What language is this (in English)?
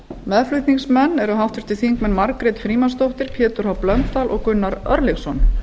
Icelandic